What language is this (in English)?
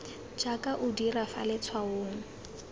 Tswana